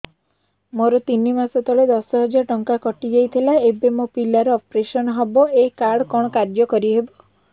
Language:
Odia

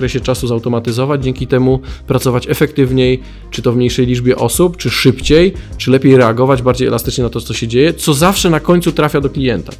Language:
Polish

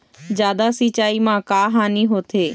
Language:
Chhattisgarhi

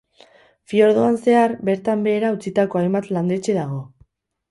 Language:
Basque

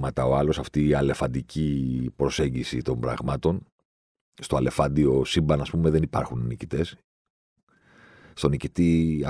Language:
Greek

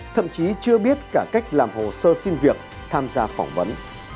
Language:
Vietnamese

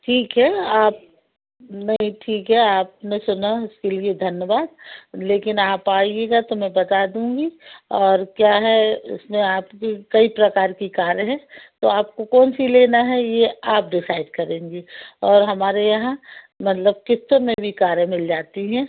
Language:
Hindi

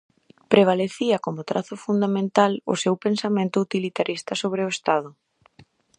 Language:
Galician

